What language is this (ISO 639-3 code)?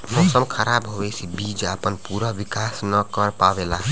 bho